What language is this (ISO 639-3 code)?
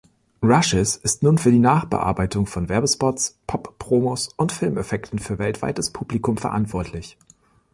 deu